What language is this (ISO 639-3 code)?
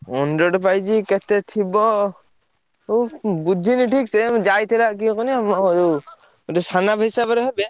ori